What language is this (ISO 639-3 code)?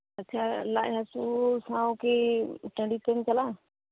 sat